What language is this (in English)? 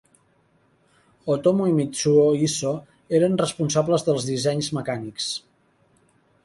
Catalan